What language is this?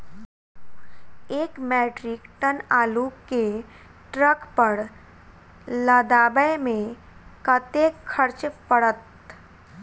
Maithili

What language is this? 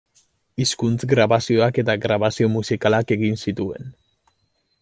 Basque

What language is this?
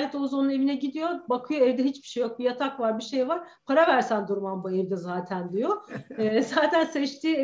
Turkish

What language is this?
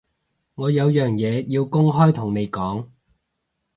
Cantonese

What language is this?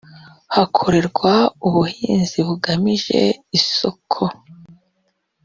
Kinyarwanda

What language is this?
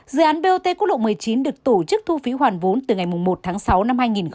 Vietnamese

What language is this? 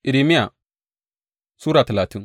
Hausa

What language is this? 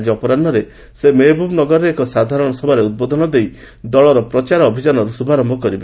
Odia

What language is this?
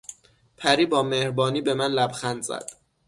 Persian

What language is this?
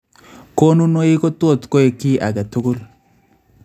Kalenjin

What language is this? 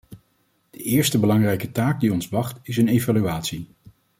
Dutch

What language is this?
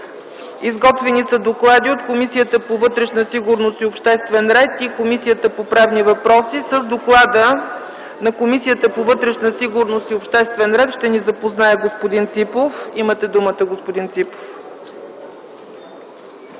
Bulgarian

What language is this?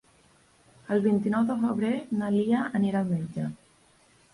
Catalan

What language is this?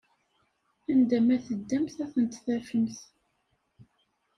Kabyle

